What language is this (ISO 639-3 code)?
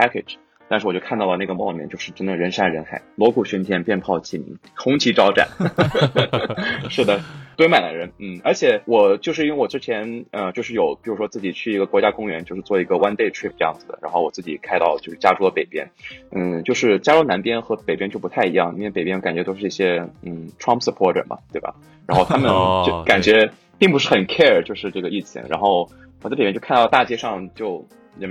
zho